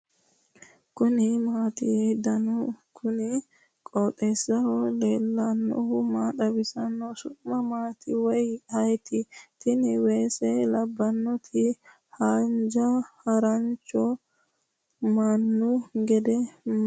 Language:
Sidamo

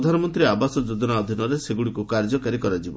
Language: Odia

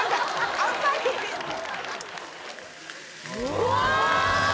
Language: Japanese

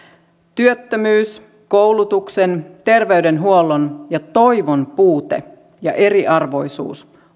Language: Finnish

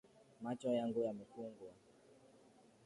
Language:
Swahili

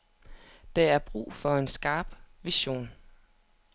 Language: Danish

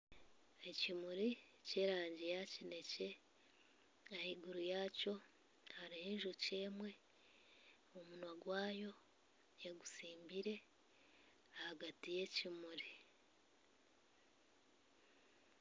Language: Nyankole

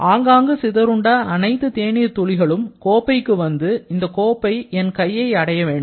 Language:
Tamil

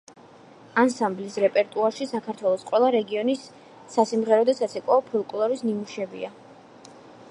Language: Georgian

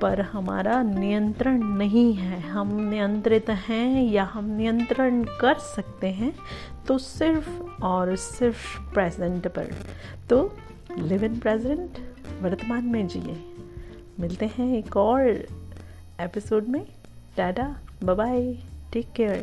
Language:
Hindi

